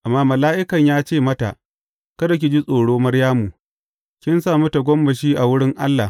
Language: Hausa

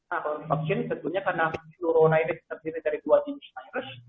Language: Indonesian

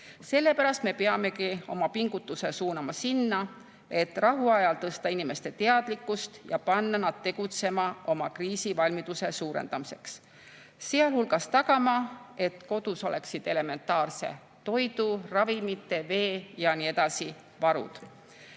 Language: Estonian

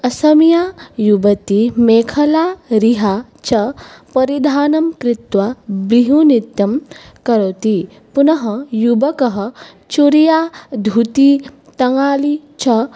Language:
Sanskrit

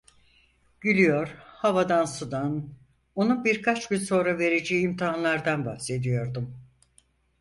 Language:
Turkish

